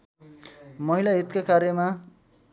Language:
Nepali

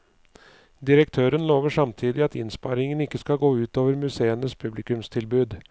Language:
Norwegian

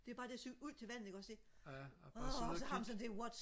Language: Danish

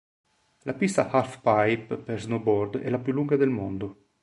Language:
Italian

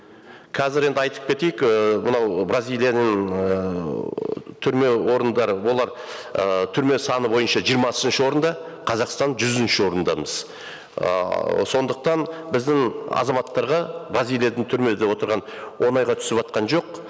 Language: Kazakh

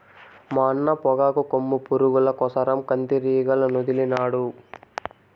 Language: Telugu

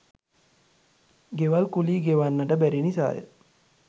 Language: Sinhala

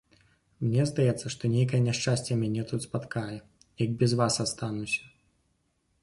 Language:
Belarusian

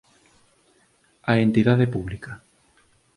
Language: Galician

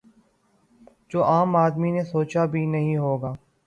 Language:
Urdu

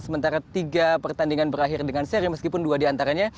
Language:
Indonesian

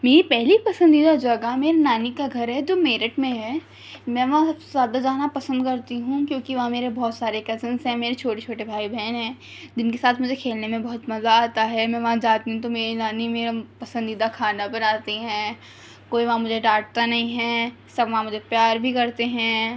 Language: Urdu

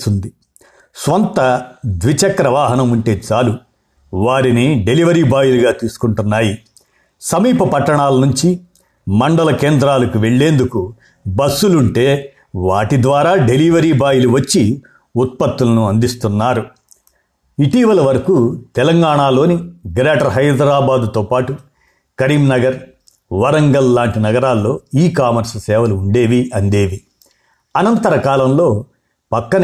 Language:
Telugu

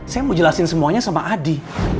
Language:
Indonesian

